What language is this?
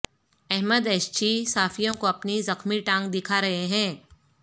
Urdu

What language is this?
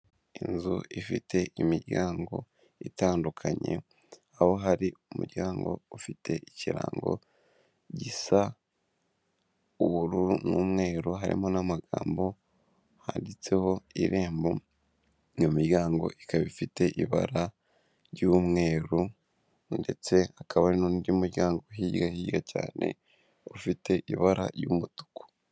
Kinyarwanda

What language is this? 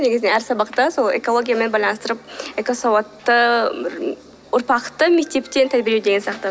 Kazakh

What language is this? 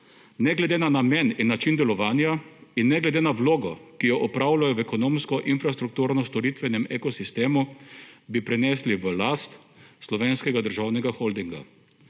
Slovenian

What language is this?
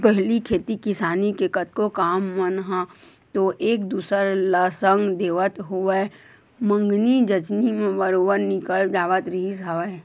Chhattisgarhi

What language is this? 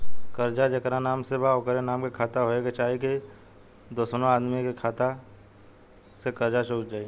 Bhojpuri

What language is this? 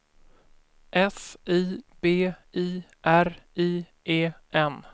Swedish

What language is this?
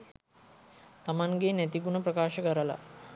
Sinhala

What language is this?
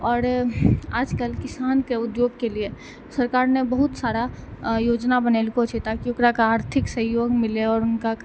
Maithili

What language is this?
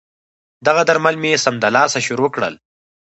Pashto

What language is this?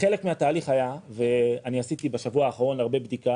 Hebrew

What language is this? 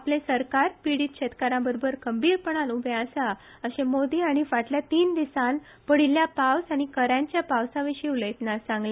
Konkani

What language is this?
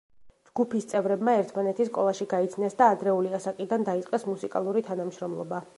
Georgian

